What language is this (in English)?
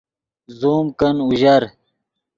Yidgha